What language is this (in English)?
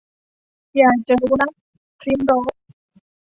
Thai